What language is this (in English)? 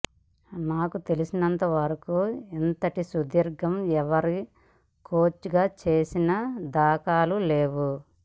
Telugu